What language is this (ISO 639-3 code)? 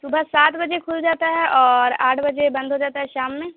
urd